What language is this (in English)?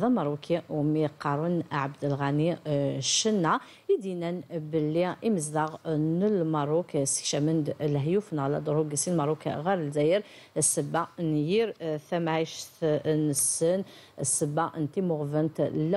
Arabic